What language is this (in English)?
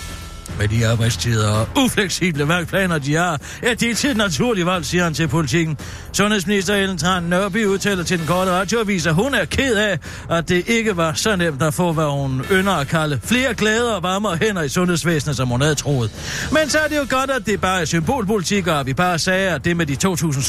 Danish